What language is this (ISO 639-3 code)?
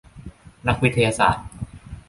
tha